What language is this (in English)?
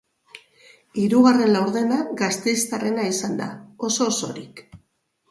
Basque